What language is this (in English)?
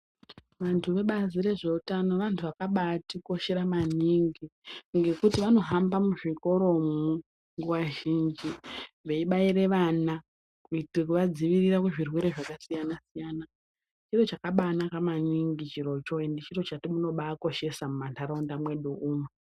Ndau